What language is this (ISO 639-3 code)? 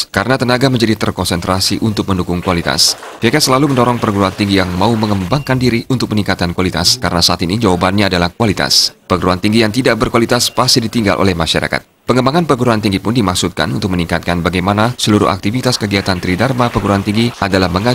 ind